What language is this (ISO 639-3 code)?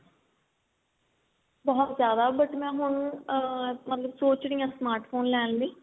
pan